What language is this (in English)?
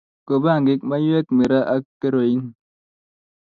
Kalenjin